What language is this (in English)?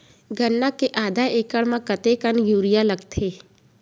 Chhattisgarhi